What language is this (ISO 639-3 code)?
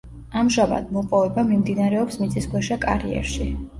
kat